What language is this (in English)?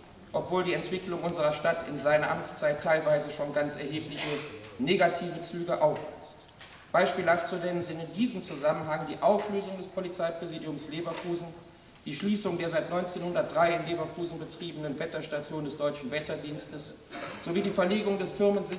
German